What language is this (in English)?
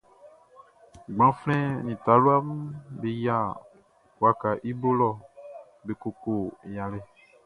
Baoulé